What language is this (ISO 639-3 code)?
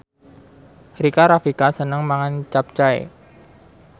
jav